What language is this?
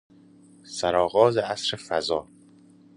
Persian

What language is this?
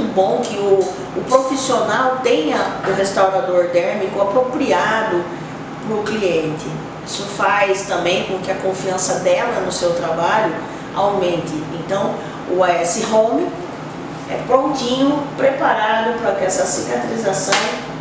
Portuguese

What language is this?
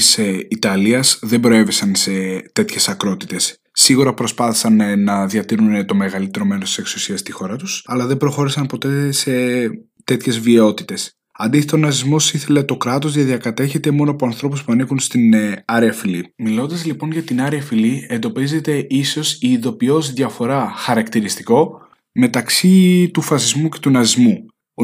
Greek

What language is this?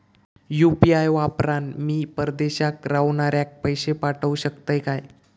Marathi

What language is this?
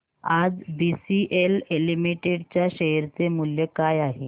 Marathi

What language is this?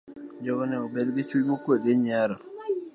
Luo (Kenya and Tanzania)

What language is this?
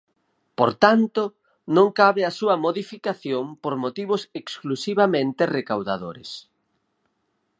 Galician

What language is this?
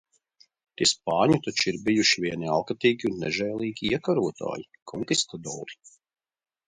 Latvian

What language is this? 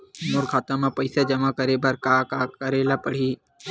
Chhattisgarhi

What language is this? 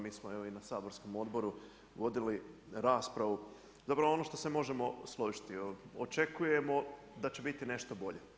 Croatian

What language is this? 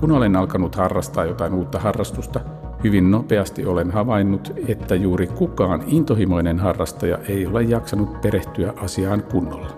Finnish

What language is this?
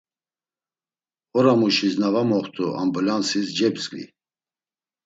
Laz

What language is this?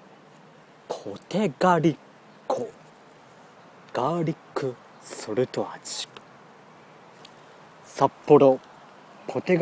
Japanese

